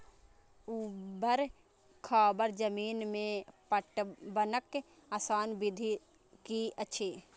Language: Maithili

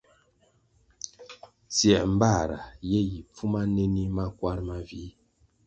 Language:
Kwasio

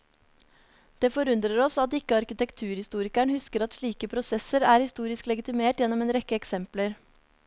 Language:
Norwegian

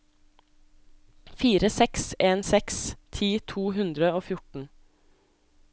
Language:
Norwegian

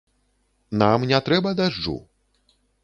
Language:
Belarusian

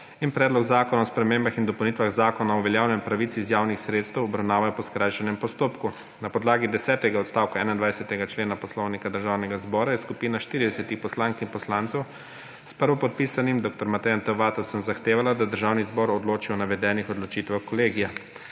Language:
Slovenian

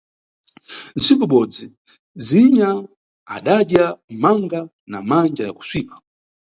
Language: Nyungwe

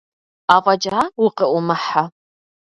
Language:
Kabardian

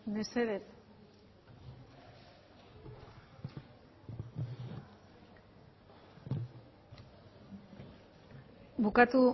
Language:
Basque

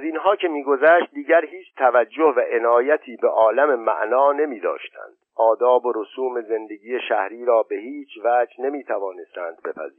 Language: Persian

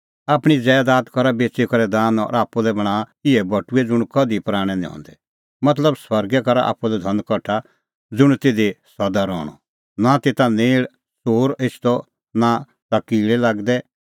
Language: Kullu Pahari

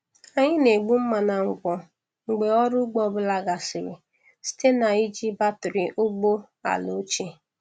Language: Igbo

